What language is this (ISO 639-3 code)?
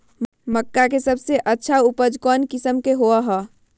mag